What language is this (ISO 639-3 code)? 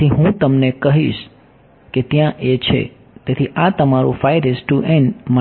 guj